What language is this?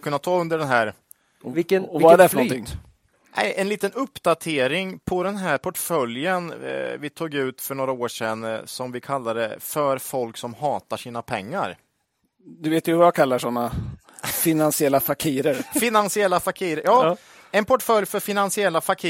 Swedish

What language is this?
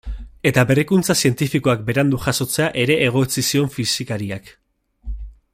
Basque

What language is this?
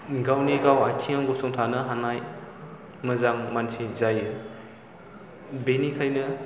Bodo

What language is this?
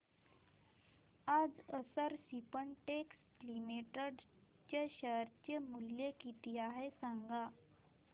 Marathi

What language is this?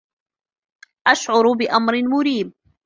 Arabic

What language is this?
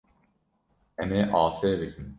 Kurdish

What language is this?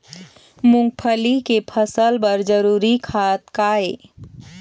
Chhattisgarhi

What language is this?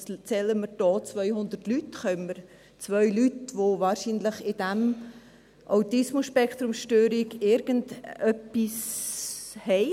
Swiss German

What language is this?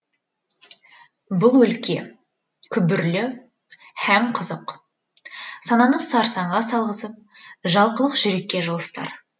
Kazakh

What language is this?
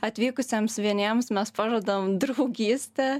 Lithuanian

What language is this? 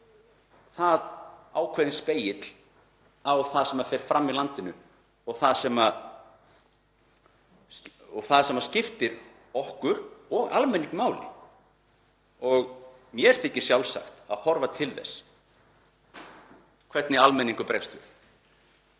Icelandic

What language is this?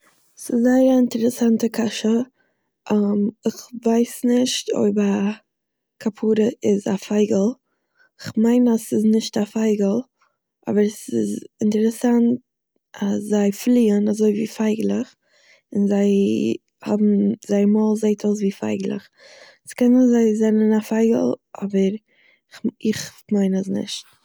Yiddish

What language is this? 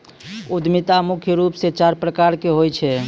Maithili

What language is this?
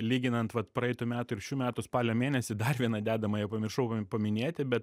Lithuanian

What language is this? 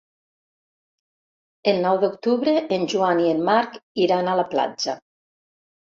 Catalan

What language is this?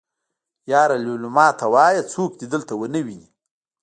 Pashto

